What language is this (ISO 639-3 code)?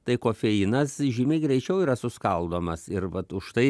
lit